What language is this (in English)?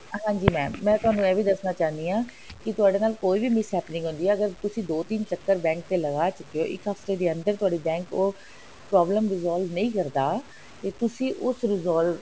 Punjabi